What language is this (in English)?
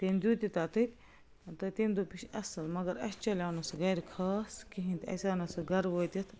Kashmiri